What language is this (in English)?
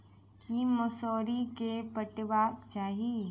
Maithili